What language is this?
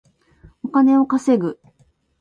Japanese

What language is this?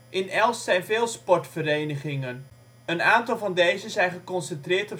Dutch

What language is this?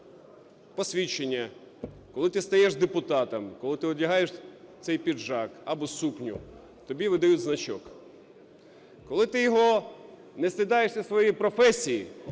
Ukrainian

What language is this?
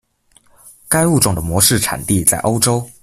Chinese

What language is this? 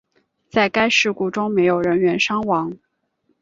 Chinese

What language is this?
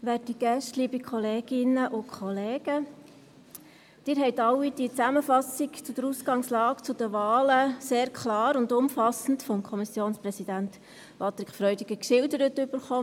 Swiss German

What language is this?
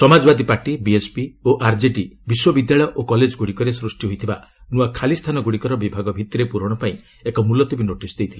Odia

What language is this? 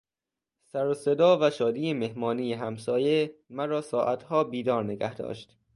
Persian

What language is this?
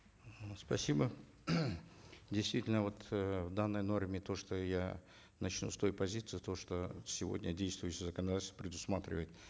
Kazakh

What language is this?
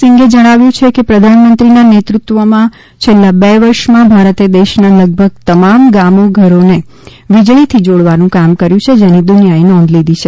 Gujarati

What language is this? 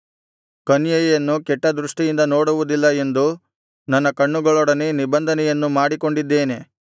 Kannada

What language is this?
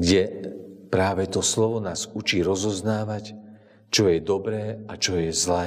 Slovak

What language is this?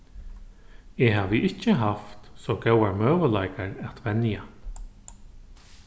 Faroese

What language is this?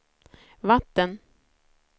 Swedish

